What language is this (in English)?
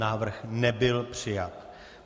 Czech